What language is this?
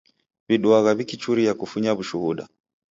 Taita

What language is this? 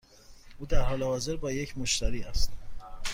Persian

